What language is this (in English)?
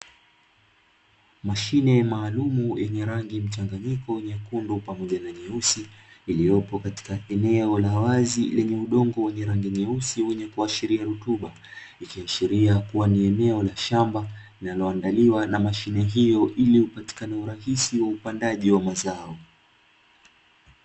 Swahili